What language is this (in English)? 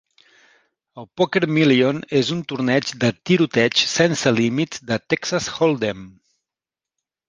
Catalan